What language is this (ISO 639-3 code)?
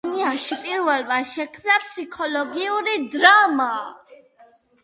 kat